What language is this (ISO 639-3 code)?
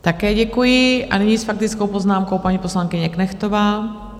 ces